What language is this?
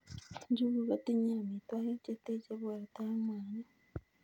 Kalenjin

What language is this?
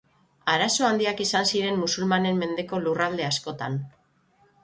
Basque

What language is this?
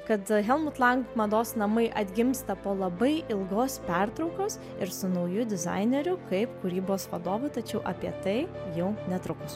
Lithuanian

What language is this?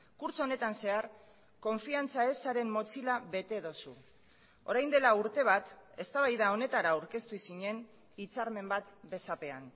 Basque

